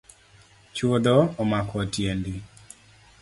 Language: Luo (Kenya and Tanzania)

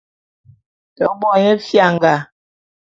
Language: Bulu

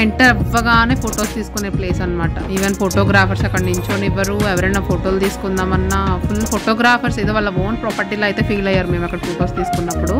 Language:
Telugu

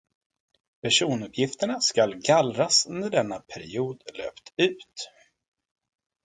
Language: Swedish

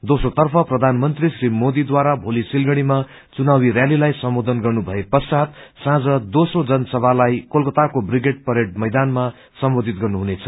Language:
Nepali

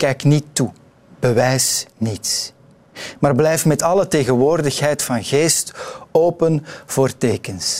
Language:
Dutch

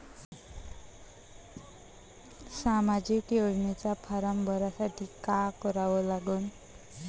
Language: Marathi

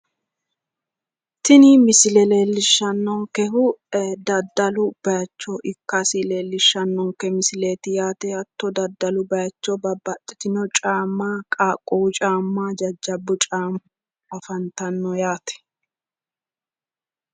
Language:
Sidamo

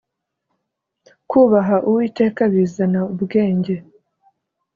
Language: Kinyarwanda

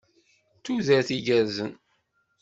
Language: Kabyle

